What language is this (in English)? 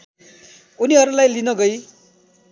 Nepali